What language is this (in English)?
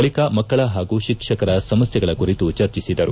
Kannada